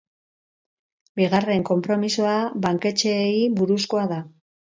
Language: Basque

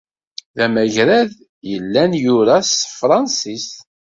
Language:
Kabyle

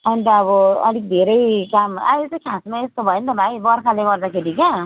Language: Nepali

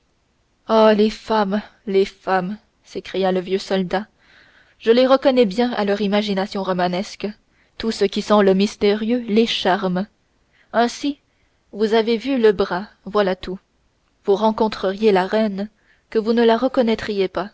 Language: French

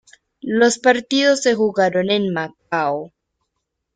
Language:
Spanish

